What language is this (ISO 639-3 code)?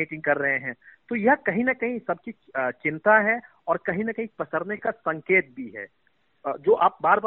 hin